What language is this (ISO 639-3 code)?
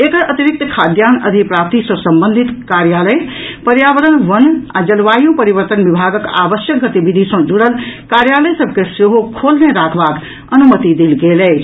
mai